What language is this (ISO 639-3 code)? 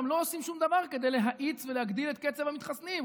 heb